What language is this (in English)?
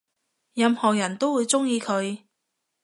Cantonese